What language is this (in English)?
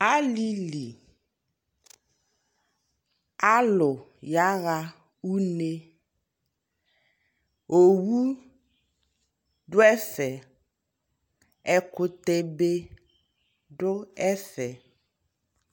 Ikposo